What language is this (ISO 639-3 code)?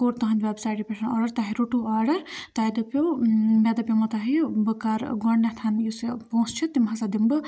kas